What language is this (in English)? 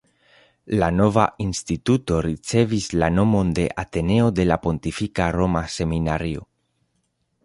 Esperanto